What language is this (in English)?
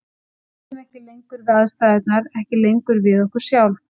Icelandic